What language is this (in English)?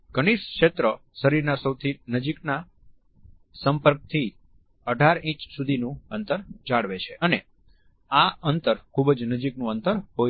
Gujarati